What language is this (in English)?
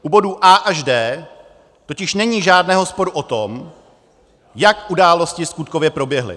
Czech